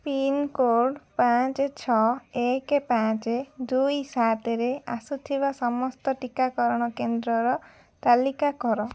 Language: Odia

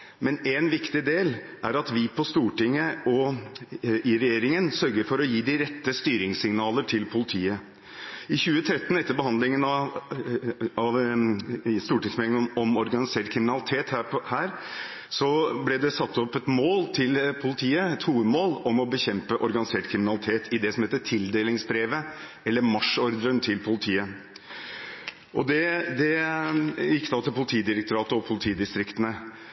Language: Norwegian Bokmål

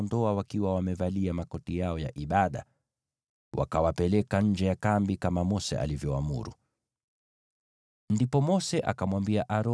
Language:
Swahili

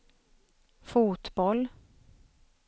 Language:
Swedish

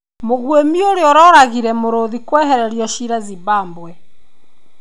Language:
Kikuyu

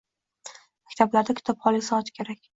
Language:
Uzbek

